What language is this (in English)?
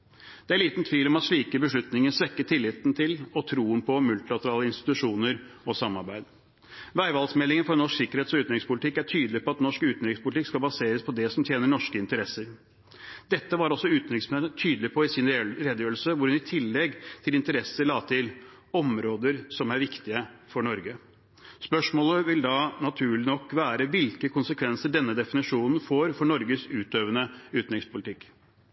Norwegian Bokmål